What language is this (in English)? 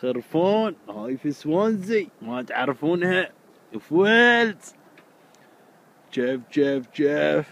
Arabic